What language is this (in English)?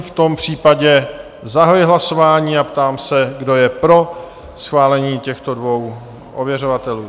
Czech